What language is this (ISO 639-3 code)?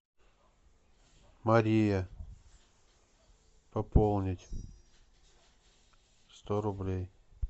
rus